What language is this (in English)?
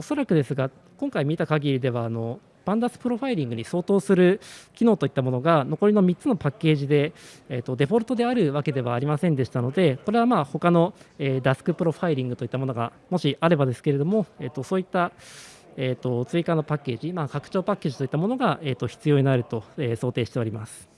Japanese